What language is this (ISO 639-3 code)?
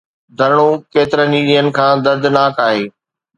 snd